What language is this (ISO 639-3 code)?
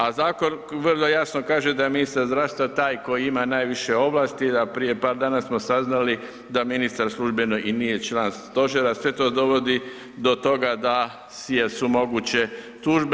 hrv